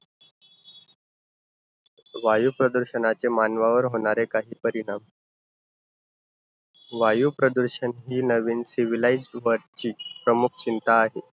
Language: Marathi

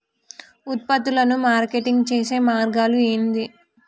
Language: Telugu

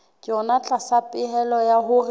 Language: Southern Sotho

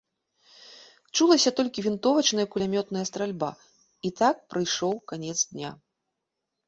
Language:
Belarusian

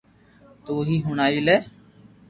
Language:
Loarki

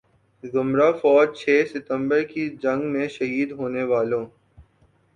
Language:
Urdu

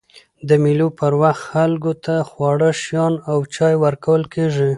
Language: Pashto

